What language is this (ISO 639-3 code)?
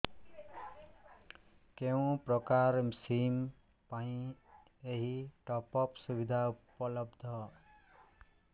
ori